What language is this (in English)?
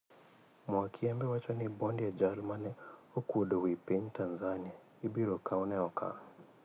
Luo (Kenya and Tanzania)